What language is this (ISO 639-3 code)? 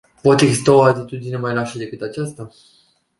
ron